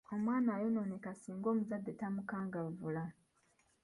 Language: Ganda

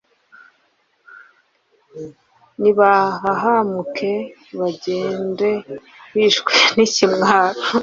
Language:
Kinyarwanda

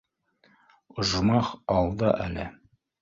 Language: Bashkir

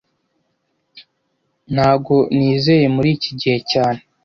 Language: Kinyarwanda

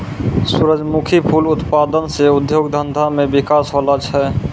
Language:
Maithili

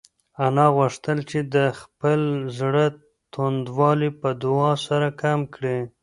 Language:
Pashto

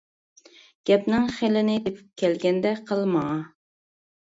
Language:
Uyghur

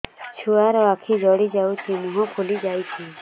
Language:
Odia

